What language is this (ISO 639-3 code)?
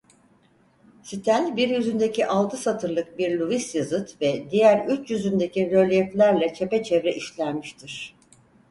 tur